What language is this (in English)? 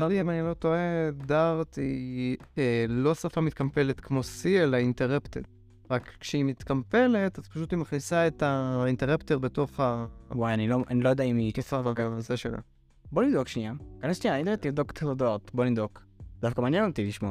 Hebrew